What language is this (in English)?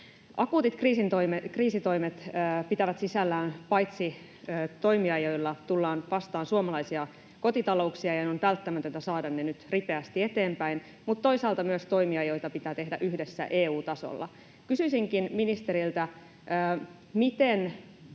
Finnish